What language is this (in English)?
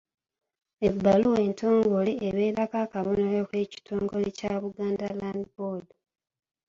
Ganda